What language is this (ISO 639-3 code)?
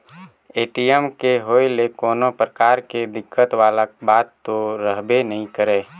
hne